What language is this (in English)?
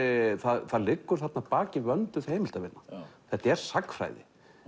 Icelandic